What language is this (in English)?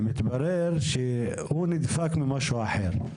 Hebrew